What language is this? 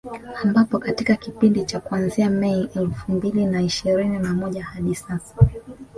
Swahili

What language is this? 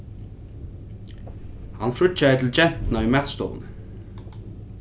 Faroese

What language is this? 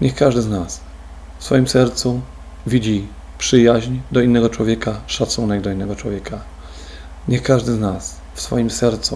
Polish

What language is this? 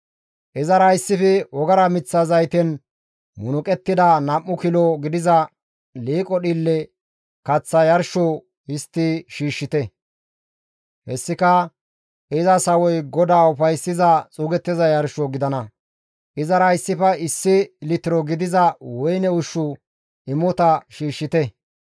Gamo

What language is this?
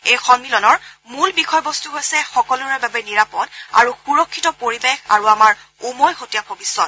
Assamese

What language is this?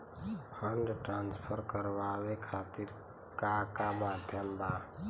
Bhojpuri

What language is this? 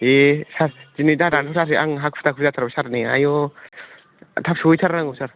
Bodo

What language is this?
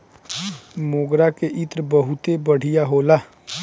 Bhojpuri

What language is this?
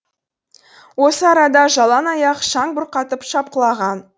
Kazakh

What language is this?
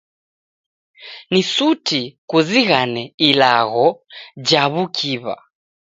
Taita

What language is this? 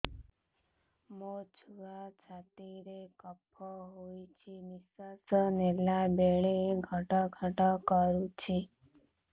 Odia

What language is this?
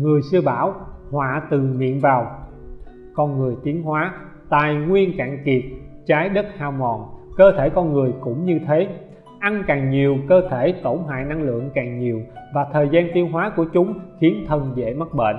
Vietnamese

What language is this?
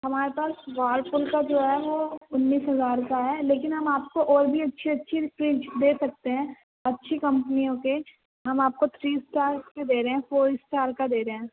Urdu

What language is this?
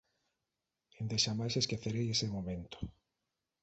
Galician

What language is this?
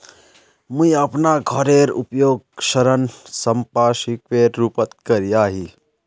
Magahi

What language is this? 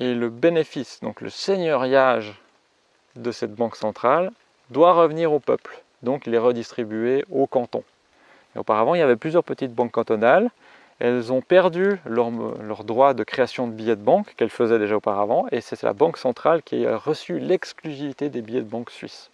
French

